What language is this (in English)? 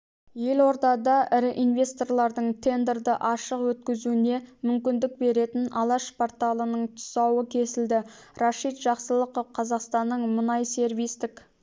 Kazakh